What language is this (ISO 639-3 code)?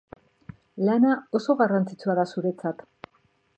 eus